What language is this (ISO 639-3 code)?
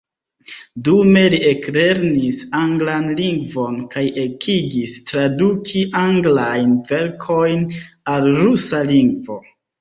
epo